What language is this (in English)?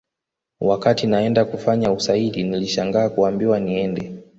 Swahili